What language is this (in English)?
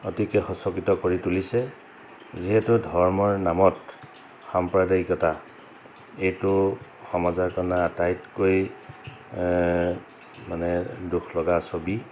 Assamese